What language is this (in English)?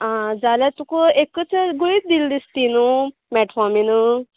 Konkani